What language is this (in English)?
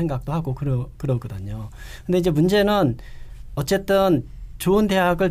Korean